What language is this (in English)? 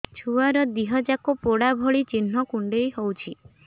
Odia